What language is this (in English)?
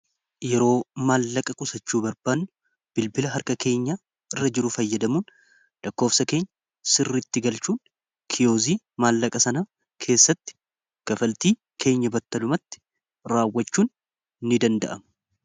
Oromo